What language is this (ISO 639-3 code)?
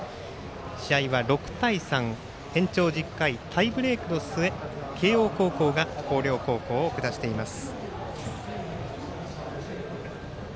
jpn